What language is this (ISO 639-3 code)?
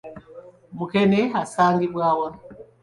lug